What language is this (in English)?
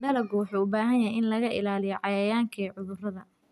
Somali